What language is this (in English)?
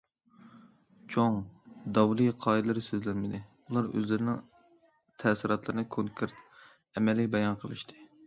Uyghur